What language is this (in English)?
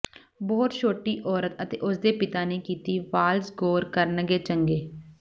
Punjabi